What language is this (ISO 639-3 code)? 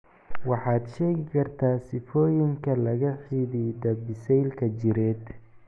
som